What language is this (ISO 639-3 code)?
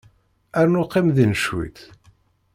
kab